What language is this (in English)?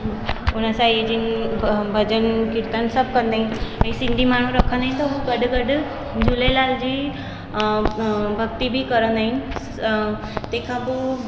Sindhi